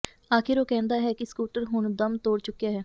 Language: Punjabi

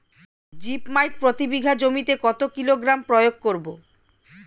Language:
Bangla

